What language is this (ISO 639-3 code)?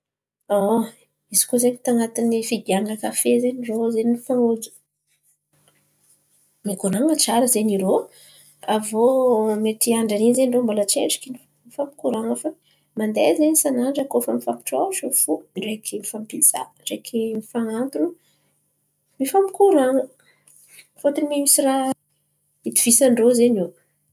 xmv